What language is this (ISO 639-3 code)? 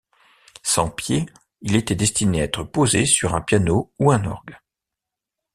fra